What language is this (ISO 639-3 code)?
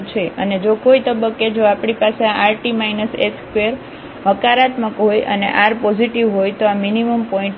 guj